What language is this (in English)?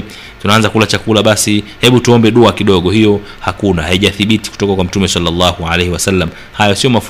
Swahili